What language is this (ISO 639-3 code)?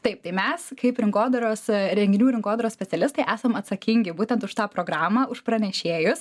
lit